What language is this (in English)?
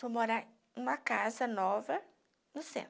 Portuguese